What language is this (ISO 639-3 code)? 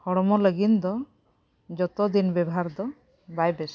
sat